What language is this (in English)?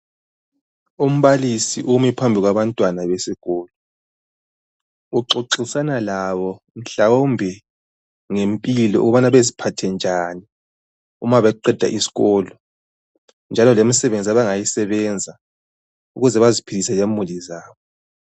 North Ndebele